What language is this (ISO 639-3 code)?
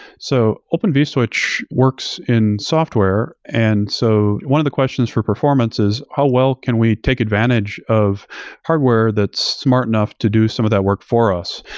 eng